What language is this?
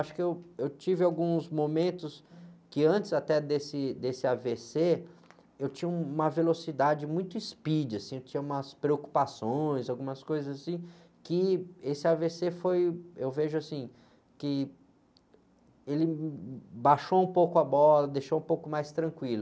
Portuguese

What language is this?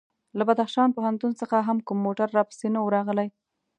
Pashto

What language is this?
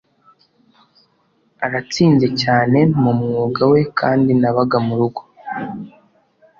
Kinyarwanda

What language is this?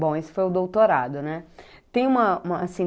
Portuguese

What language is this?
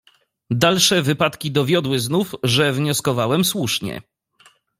Polish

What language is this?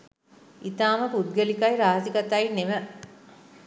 Sinhala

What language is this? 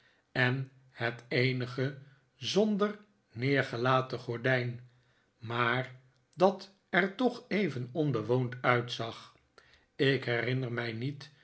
Dutch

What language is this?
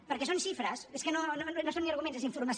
Catalan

